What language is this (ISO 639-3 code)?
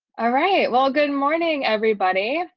eng